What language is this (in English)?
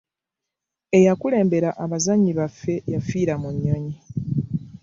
Ganda